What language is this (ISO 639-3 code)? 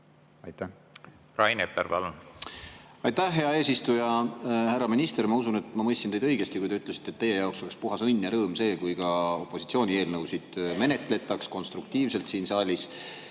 est